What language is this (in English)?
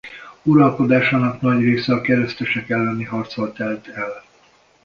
Hungarian